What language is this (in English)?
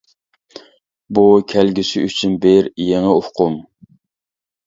Uyghur